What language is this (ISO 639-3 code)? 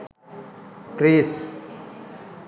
sin